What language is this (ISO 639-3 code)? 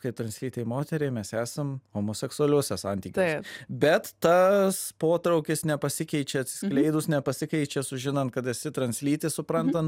lit